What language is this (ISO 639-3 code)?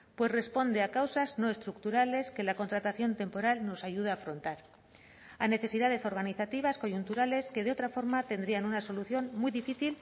spa